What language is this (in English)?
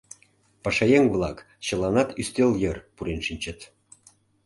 Mari